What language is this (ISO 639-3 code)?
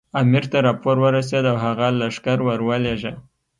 pus